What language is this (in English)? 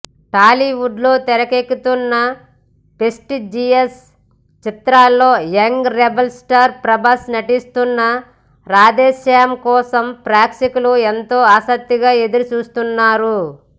Telugu